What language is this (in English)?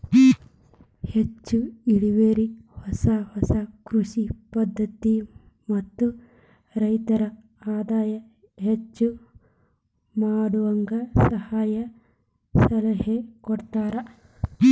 Kannada